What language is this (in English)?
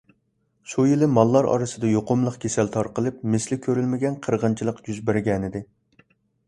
Uyghur